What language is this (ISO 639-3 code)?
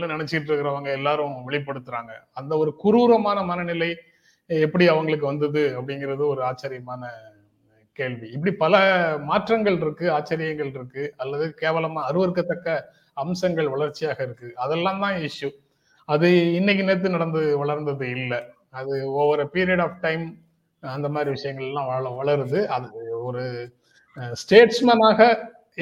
tam